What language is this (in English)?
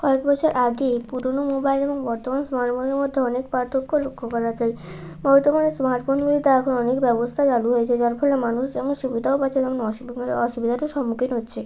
Bangla